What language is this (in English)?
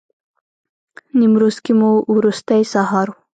Pashto